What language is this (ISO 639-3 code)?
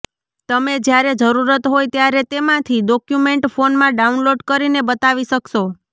guj